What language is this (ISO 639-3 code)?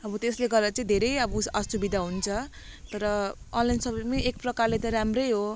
nep